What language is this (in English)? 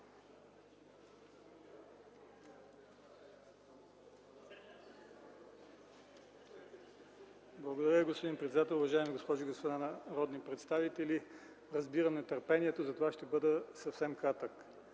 Bulgarian